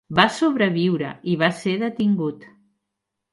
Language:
Catalan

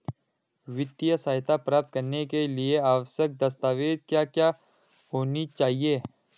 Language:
Hindi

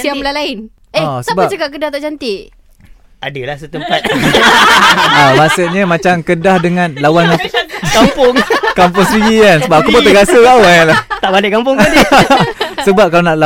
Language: Malay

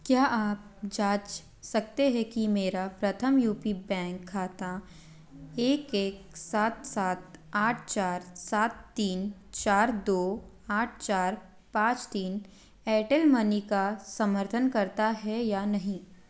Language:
Hindi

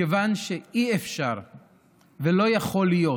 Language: Hebrew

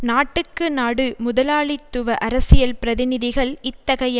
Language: Tamil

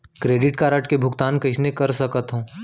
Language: Chhattisgarhi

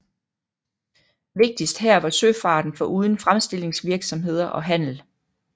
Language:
Danish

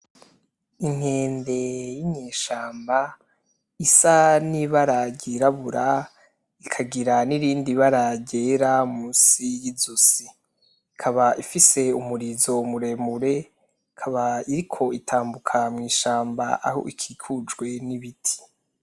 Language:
Rundi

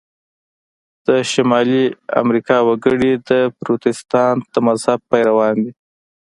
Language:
Pashto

